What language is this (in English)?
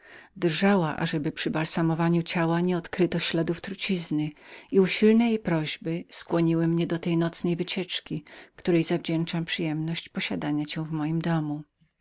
Polish